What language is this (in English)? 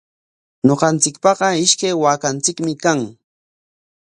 Corongo Ancash Quechua